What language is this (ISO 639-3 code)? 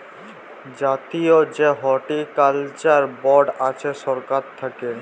ben